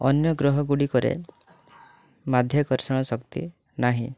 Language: Odia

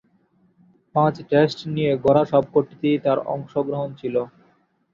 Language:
Bangla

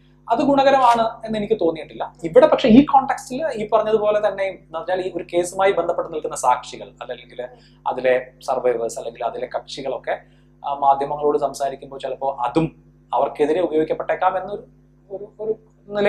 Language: Malayalam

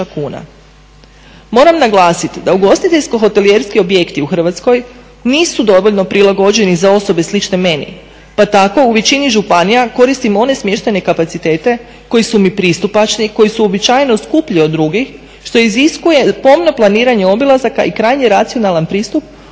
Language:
Croatian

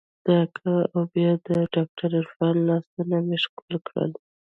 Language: Pashto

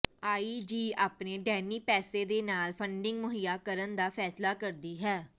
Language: Punjabi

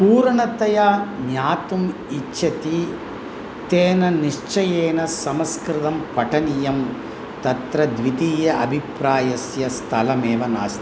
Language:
Sanskrit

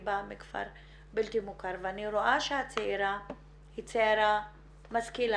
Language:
Hebrew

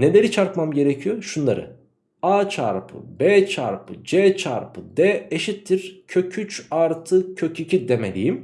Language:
Turkish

